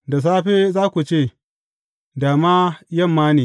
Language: Hausa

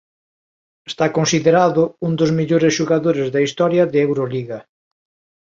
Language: Galician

